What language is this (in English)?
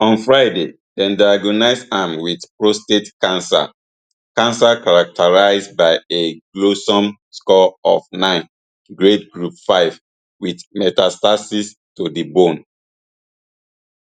Nigerian Pidgin